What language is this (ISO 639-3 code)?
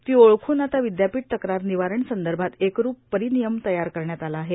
mar